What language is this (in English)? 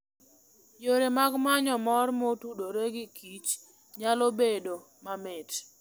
Luo (Kenya and Tanzania)